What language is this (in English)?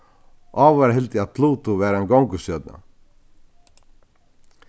Faroese